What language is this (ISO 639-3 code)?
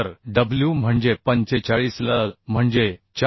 mar